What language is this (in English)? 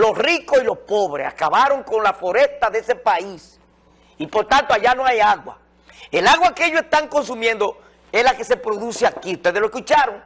Spanish